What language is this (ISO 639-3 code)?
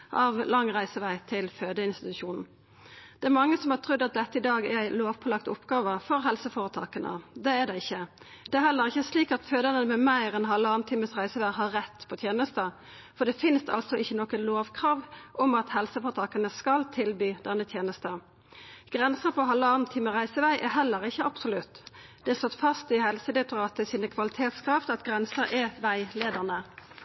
nno